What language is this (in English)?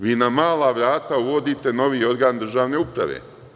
Serbian